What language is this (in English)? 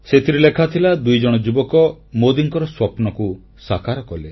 Odia